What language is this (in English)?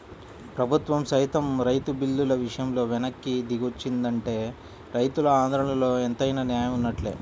Telugu